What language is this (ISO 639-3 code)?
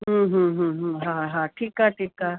snd